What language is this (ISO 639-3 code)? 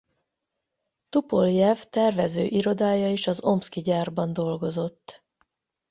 hun